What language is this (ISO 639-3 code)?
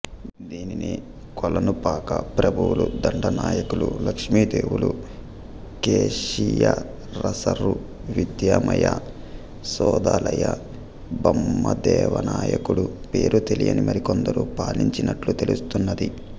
tel